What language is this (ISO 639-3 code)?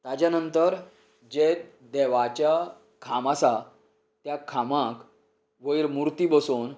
kok